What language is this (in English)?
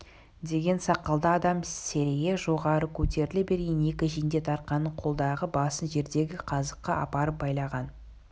Kazakh